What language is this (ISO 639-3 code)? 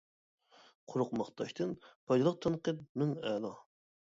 uig